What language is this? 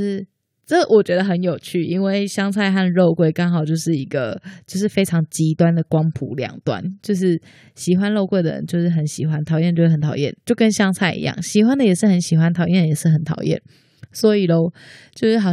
Chinese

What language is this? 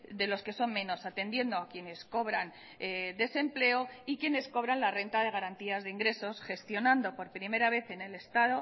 Spanish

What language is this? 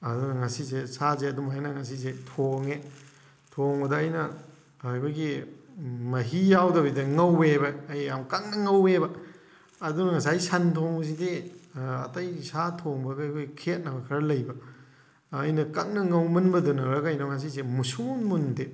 Manipuri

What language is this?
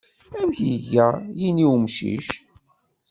Kabyle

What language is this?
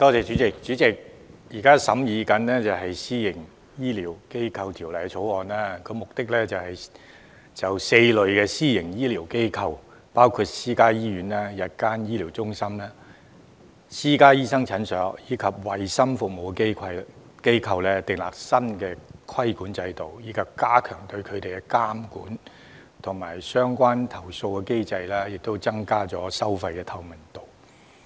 Cantonese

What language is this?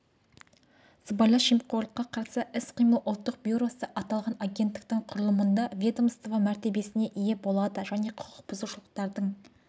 Kazakh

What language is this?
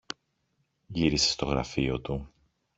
Greek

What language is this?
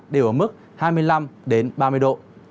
Vietnamese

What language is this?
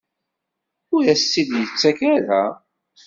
Kabyle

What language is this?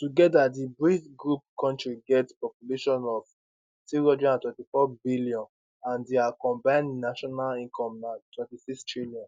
Nigerian Pidgin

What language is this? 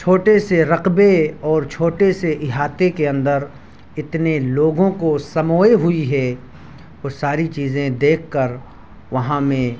Urdu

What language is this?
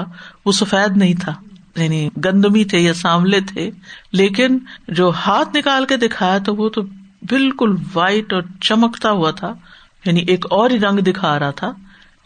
Urdu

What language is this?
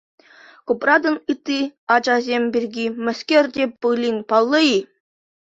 Chuvash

